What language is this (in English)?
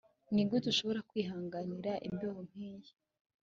Kinyarwanda